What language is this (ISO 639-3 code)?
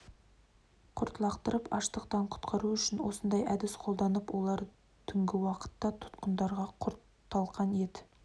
kaz